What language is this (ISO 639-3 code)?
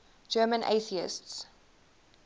eng